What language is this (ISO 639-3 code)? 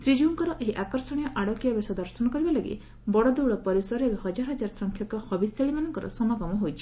ori